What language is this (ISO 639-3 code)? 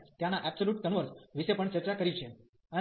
guj